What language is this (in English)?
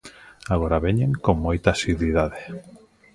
Galician